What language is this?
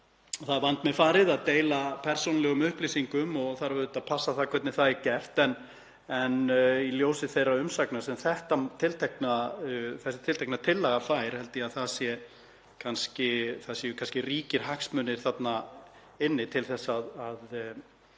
Icelandic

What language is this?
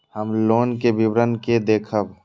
Maithili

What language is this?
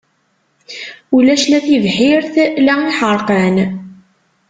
Kabyle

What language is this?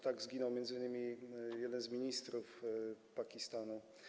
Polish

